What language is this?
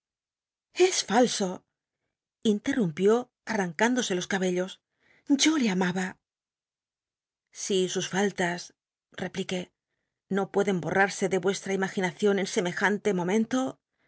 Spanish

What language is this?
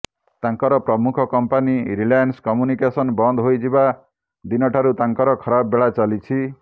Odia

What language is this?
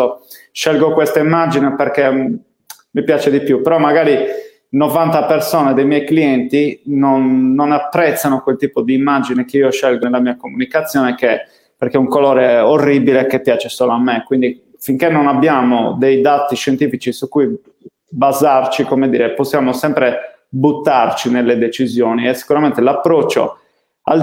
Italian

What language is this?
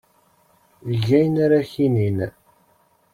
Kabyle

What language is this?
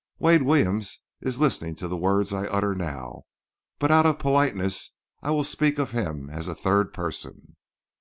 English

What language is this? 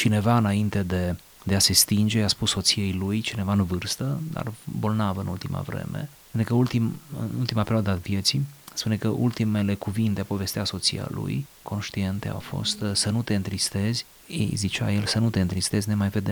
Romanian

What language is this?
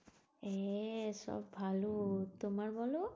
Bangla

